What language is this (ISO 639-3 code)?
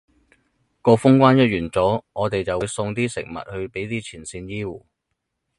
yue